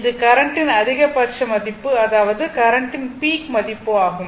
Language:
Tamil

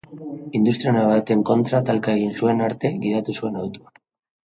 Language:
Basque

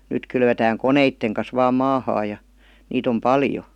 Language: Finnish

